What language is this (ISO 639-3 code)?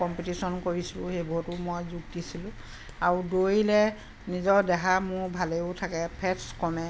asm